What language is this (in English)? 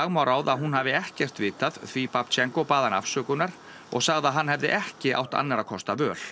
Icelandic